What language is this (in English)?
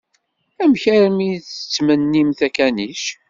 Kabyle